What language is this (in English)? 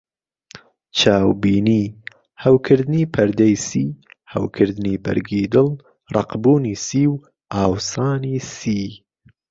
Central Kurdish